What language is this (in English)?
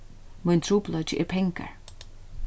Faroese